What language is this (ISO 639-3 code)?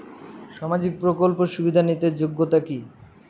ben